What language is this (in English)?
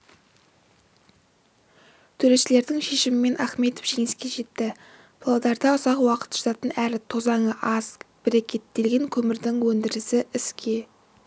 Kazakh